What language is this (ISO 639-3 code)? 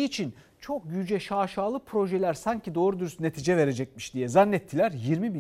tur